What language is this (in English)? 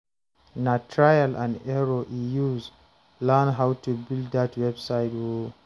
Nigerian Pidgin